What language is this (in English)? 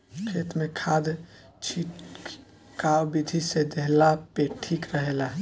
Bhojpuri